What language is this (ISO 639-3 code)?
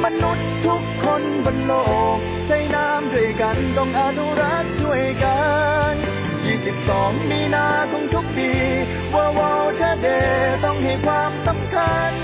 tha